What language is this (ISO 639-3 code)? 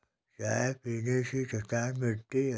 hin